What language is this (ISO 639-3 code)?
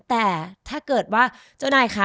tha